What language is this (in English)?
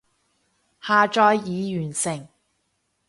Cantonese